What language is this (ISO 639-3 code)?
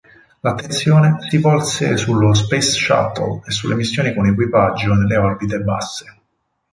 ita